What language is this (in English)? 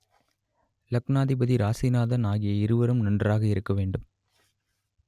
Tamil